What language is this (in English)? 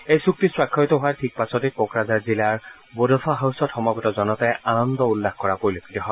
Assamese